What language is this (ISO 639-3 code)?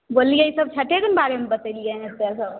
mai